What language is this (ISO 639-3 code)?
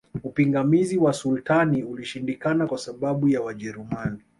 swa